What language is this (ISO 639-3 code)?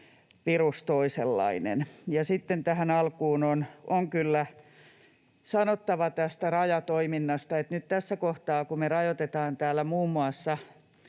fin